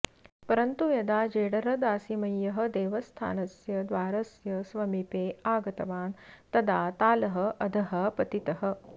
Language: Sanskrit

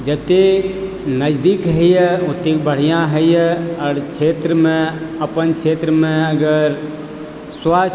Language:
Maithili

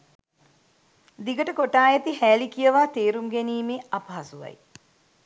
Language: Sinhala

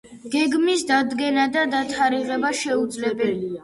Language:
Georgian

